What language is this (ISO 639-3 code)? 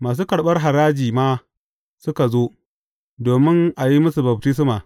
hau